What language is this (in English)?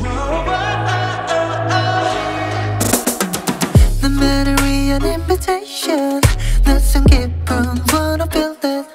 Vietnamese